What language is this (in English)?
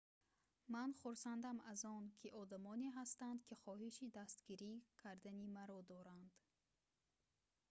Tajik